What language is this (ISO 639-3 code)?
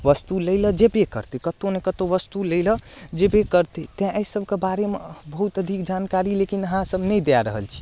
mai